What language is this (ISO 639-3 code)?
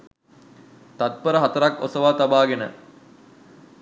sin